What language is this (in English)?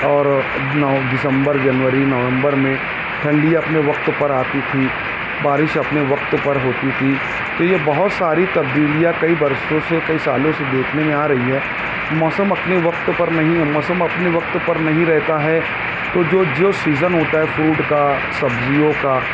Urdu